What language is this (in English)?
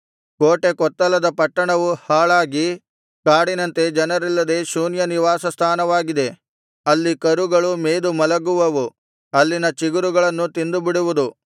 Kannada